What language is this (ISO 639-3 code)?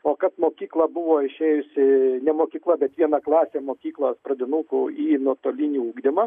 lit